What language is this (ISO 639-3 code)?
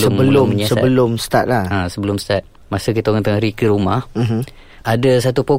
msa